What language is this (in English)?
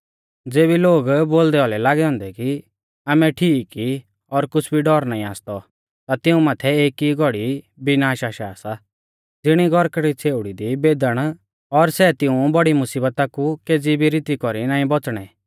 Mahasu Pahari